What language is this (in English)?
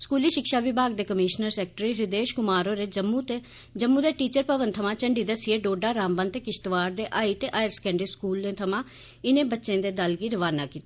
Dogri